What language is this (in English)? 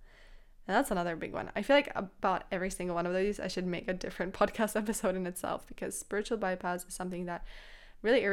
English